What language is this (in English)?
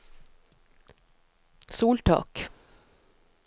Norwegian